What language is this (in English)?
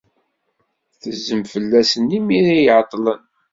Kabyle